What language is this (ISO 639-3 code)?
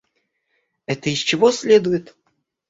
rus